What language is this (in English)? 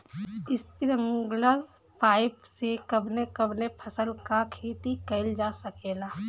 Bhojpuri